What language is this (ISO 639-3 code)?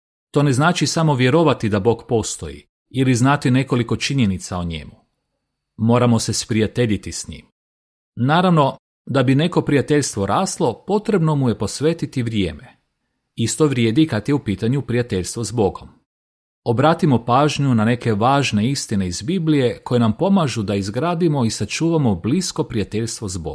hrv